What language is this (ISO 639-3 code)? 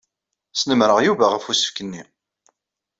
kab